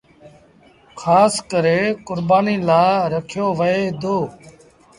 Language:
Sindhi Bhil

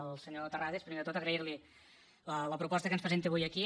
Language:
Catalan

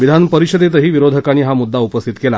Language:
Marathi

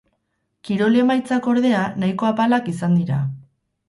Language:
Basque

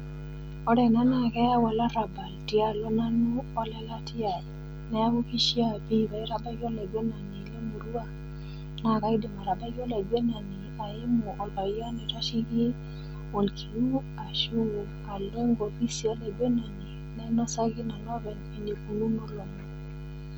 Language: Masai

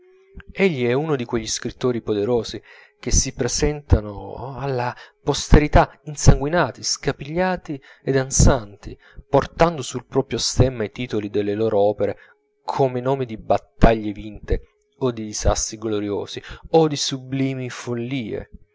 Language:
Italian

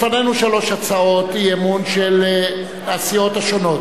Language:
Hebrew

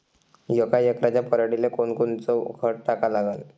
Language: Marathi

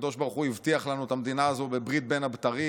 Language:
Hebrew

